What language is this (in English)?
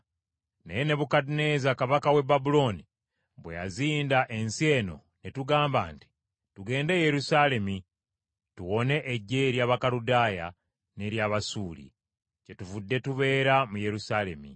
Ganda